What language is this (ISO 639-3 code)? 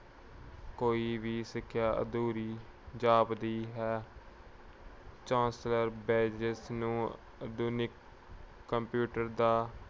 pan